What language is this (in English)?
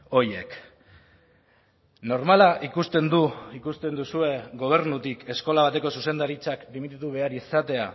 Basque